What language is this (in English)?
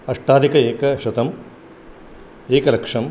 Sanskrit